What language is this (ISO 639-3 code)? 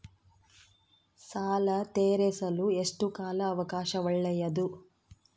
kan